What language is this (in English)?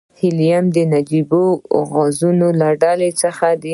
Pashto